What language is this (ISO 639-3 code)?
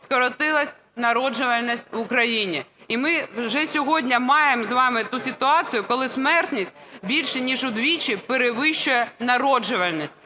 ukr